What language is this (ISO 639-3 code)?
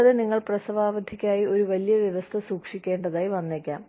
mal